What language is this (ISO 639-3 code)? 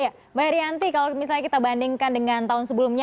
ind